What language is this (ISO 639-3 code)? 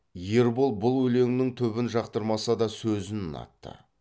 kaz